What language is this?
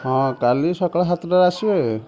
Odia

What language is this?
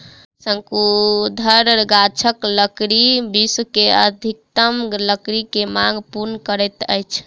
Maithili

